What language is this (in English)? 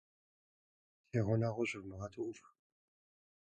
Kabardian